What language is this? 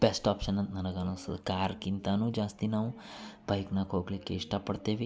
Kannada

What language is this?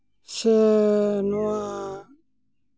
Santali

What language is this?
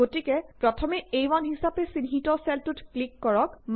Assamese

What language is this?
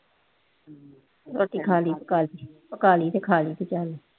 Punjabi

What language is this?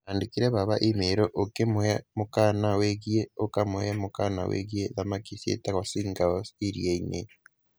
Kikuyu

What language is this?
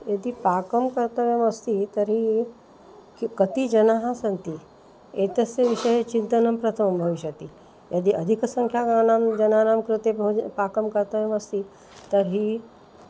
Sanskrit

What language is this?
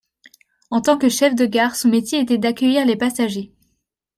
French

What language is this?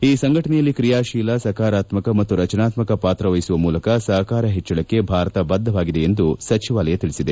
Kannada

